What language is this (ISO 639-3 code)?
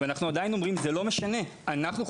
heb